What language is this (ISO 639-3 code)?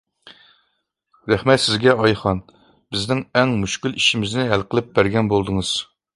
uig